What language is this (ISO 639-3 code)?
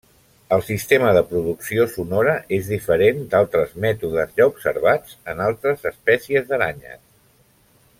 cat